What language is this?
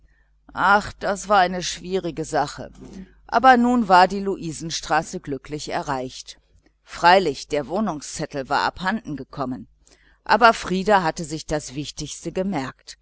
German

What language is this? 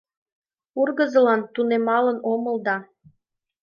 Mari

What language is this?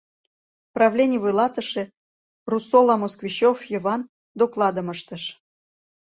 Mari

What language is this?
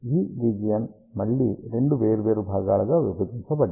Telugu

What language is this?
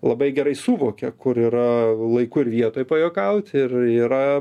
Lithuanian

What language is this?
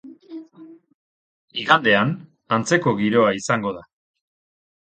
Basque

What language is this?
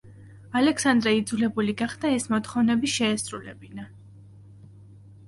Georgian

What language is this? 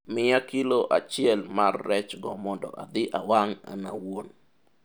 Luo (Kenya and Tanzania)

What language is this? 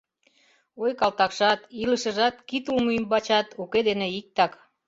Mari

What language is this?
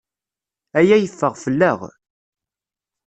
Kabyle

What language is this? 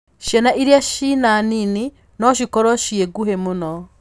Kikuyu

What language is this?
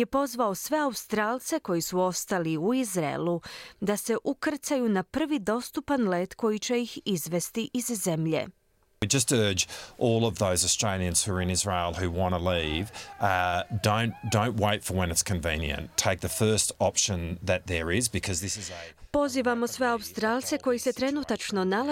Croatian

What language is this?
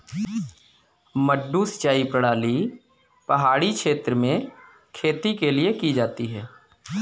Hindi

